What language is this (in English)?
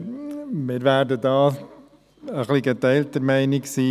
Swiss German